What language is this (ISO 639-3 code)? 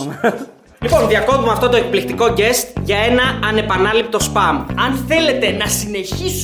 ell